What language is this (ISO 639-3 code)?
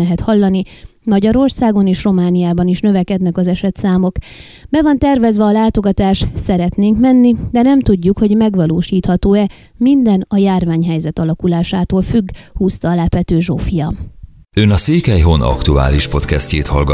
hun